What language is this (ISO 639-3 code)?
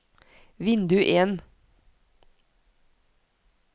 nor